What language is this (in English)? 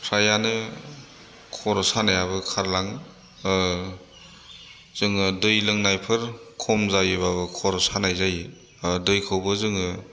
Bodo